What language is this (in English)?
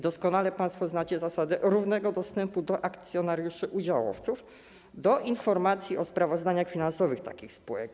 Polish